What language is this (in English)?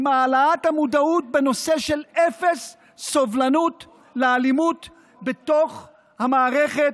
Hebrew